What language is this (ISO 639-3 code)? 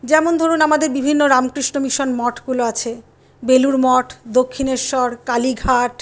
ben